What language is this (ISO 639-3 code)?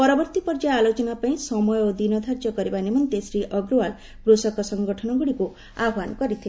ori